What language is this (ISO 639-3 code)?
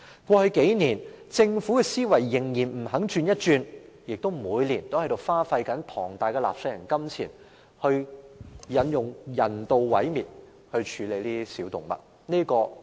yue